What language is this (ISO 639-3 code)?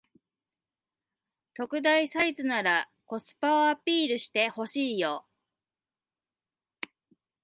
jpn